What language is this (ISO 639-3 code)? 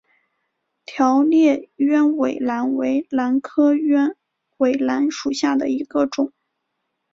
zho